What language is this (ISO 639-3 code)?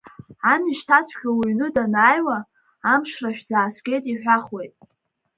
abk